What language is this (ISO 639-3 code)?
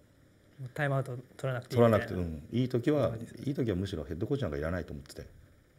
jpn